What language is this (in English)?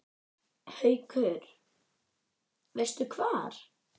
Icelandic